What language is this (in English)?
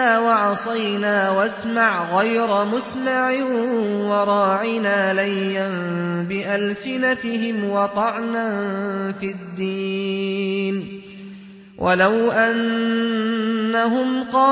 Arabic